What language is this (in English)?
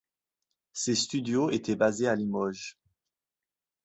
French